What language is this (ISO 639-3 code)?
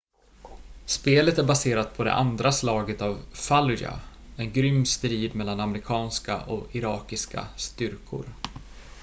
swe